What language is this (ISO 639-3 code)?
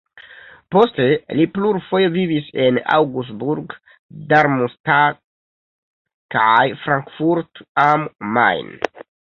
epo